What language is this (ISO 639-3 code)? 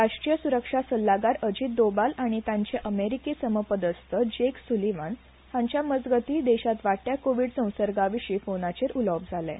kok